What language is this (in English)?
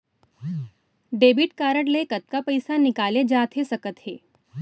Chhattisgarhi